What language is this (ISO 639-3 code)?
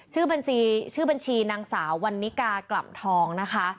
tha